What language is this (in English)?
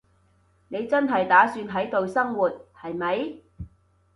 Cantonese